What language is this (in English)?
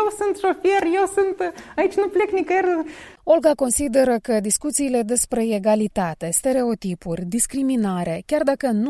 Romanian